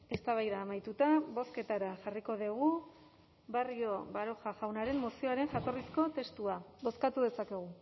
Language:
Basque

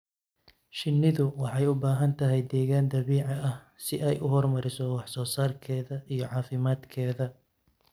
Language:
Somali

